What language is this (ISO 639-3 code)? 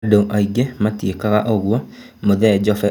kik